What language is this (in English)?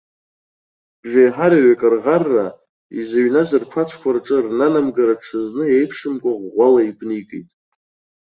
Abkhazian